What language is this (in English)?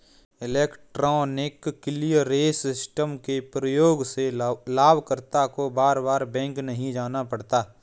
Hindi